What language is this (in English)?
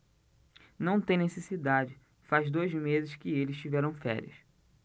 Portuguese